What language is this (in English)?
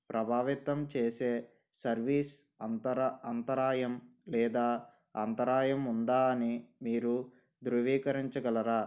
Telugu